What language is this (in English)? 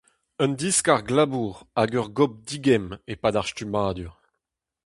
Breton